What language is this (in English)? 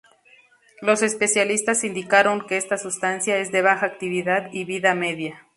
Spanish